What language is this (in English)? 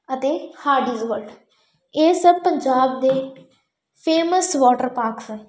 Punjabi